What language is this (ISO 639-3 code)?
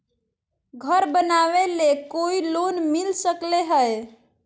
mag